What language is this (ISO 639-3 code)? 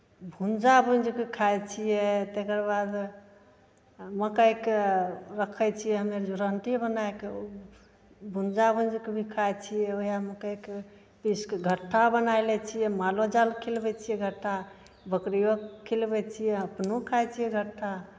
mai